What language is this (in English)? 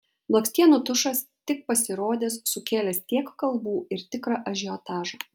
Lithuanian